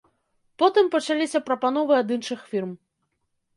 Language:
Belarusian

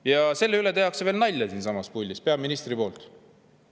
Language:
Estonian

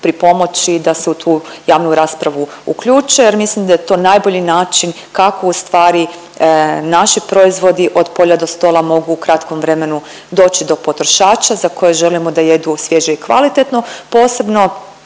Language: Croatian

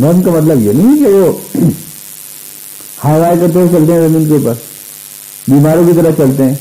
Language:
Urdu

